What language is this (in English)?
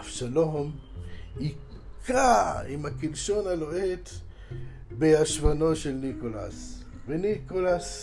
Hebrew